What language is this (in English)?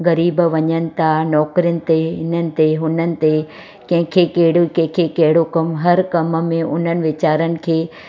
Sindhi